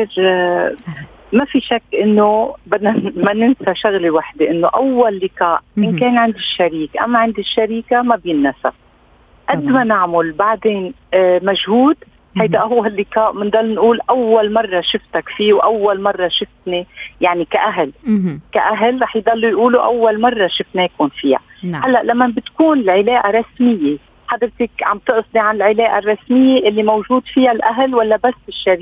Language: Arabic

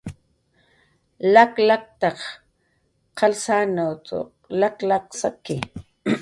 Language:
Jaqaru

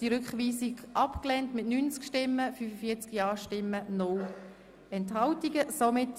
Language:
Swiss German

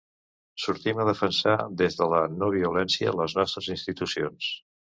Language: Catalan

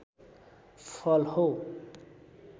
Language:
Nepali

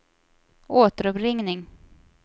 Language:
Swedish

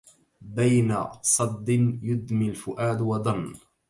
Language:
Arabic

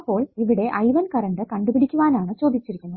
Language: Malayalam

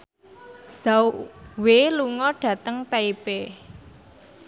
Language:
Javanese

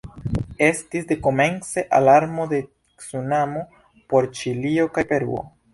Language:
Esperanto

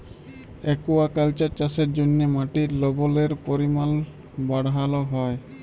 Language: Bangla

